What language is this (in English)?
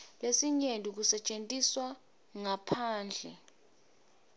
Swati